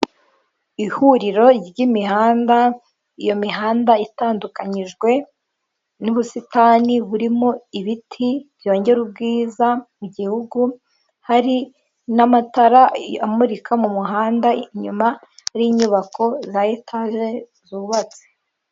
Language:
Kinyarwanda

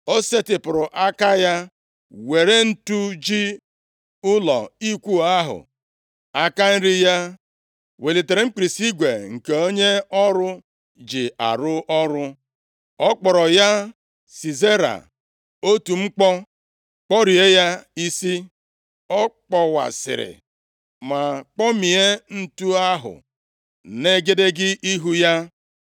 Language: Igbo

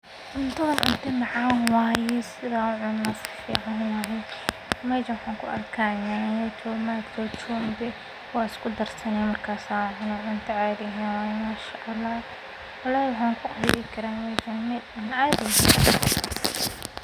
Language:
Somali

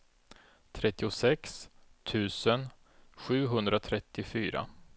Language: Swedish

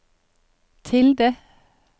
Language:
Norwegian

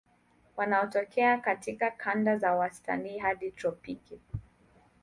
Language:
Swahili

